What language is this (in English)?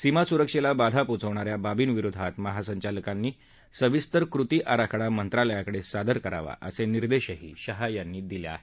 Marathi